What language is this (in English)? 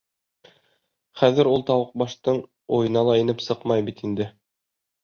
Bashkir